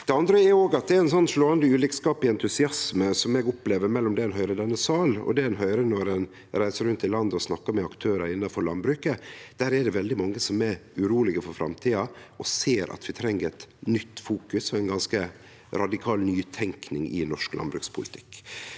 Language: Norwegian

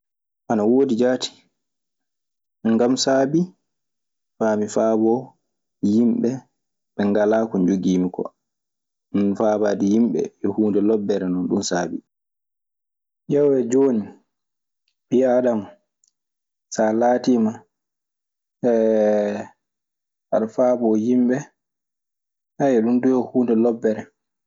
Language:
Maasina Fulfulde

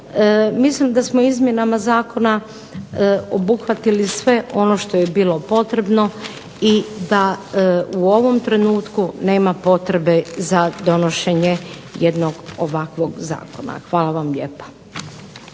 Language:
Croatian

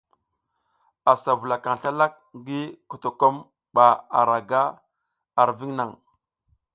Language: South Giziga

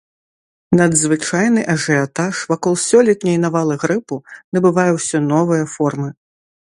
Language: Belarusian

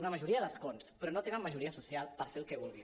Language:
Catalan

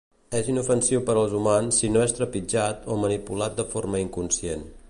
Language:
Catalan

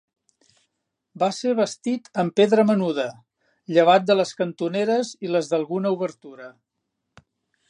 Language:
Catalan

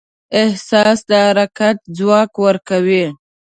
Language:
Pashto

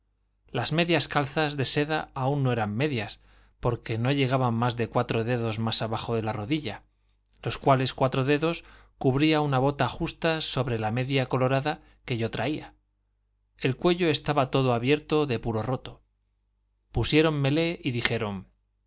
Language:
Spanish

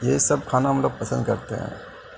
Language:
Urdu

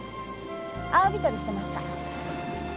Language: Japanese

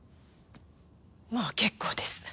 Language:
Japanese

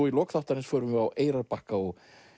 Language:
Icelandic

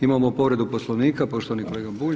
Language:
Croatian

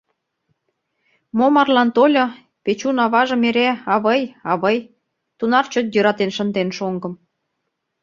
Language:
Mari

